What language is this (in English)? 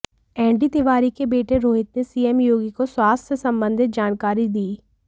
Hindi